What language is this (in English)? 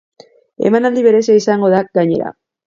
Basque